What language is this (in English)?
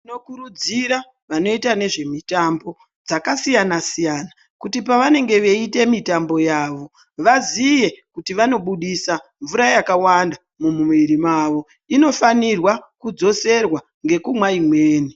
Ndau